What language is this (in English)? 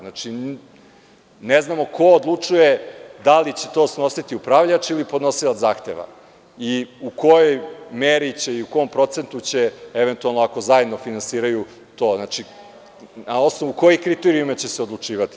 Serbian